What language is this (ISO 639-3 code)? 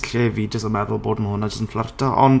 cym